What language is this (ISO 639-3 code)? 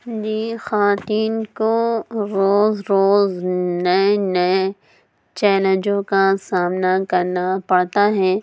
urd